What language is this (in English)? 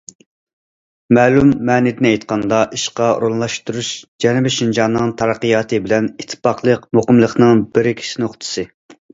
Uyghur